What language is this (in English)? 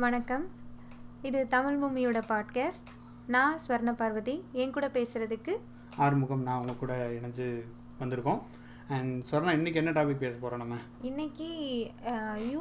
Tamil